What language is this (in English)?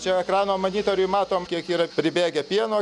Lithuanian